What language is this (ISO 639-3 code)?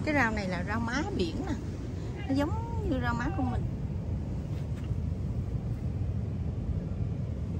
vie